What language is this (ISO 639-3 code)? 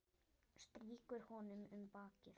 isl